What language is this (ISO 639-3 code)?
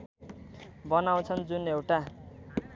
nep